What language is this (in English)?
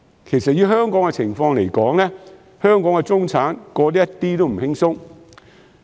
Cantonese